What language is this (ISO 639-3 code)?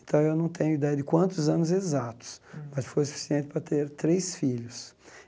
por